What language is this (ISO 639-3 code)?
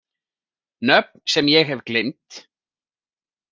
isl